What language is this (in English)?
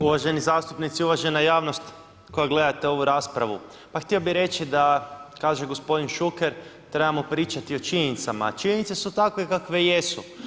Croatian